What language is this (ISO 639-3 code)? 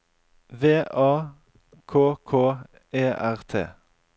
nor